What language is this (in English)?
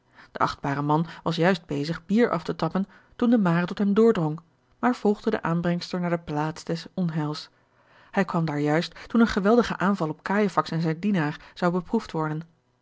Dutch